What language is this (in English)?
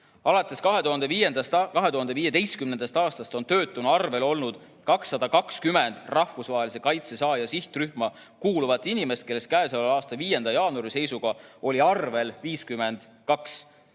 Estonian